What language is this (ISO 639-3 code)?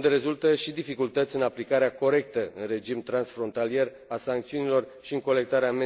ron